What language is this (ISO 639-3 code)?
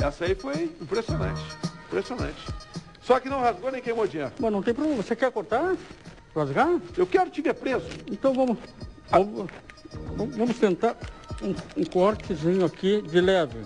por